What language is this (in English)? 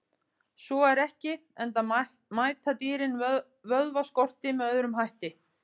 Icelandic